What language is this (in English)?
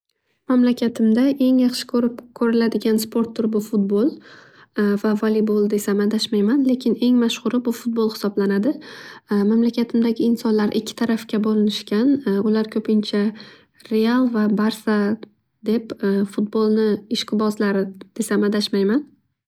Uzbek